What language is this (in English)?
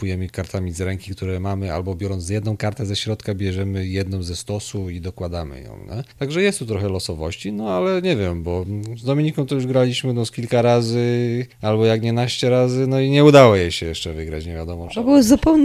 Polish